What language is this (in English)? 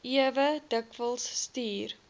Afrikaans